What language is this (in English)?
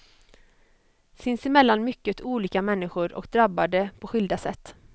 Swedish